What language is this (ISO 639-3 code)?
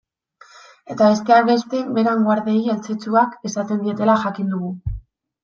eus